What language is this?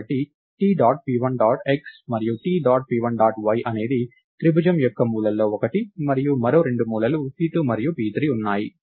Telugu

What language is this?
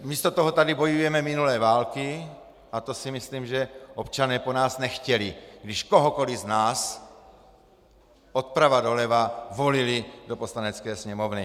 Czech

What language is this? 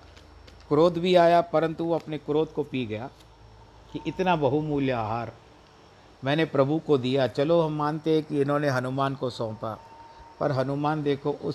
Hindi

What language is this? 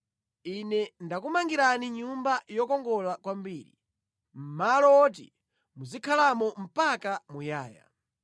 Nyanja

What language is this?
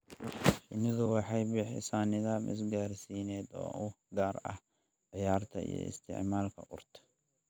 Somali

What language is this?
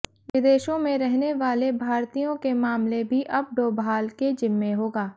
Hindi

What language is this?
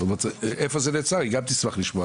Hebrew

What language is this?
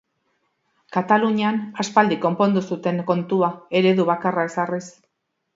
Basque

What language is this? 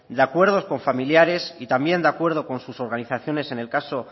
Spanish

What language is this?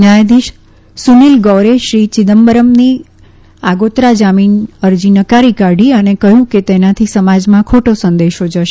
Gujarati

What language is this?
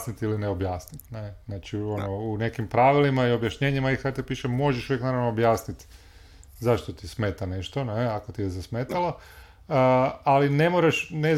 Croatian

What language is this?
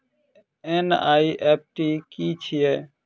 Maithili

